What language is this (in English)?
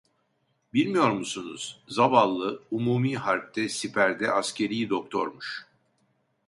Turkish